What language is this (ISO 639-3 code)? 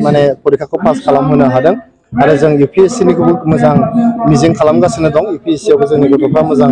ben